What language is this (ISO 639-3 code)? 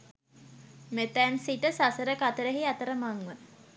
sin